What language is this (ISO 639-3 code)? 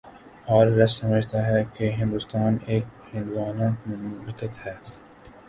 urd